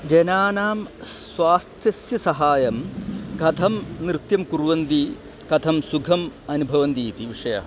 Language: Sanskrit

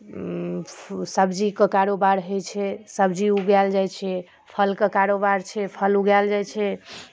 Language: Maithili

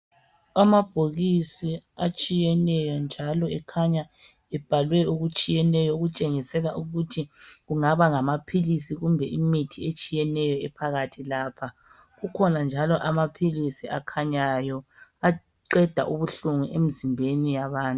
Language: North Ndebele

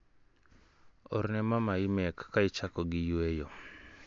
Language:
Luo (Kenya and Tanzania)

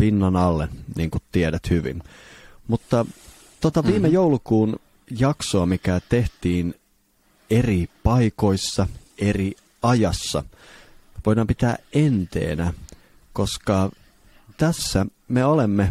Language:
Finnish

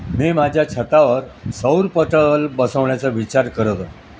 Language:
Marathi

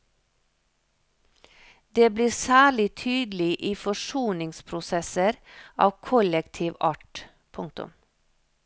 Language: Norwegian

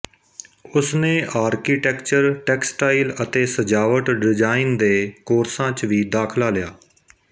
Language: Punjabi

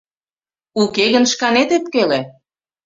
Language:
Mari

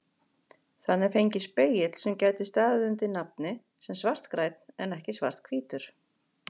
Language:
Icelandic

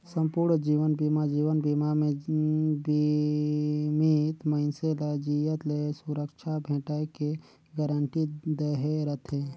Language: Chhattisgarhi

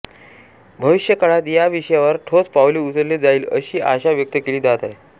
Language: Marathi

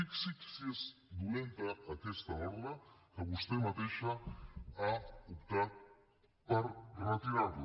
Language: Catalan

